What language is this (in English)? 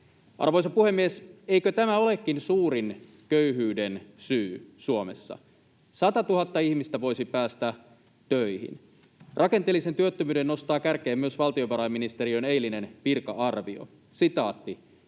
Finnish